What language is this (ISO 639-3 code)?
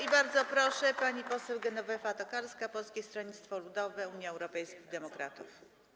pol